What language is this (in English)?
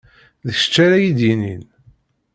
Kabyle